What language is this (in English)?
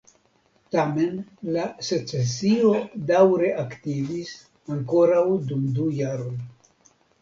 Esperanto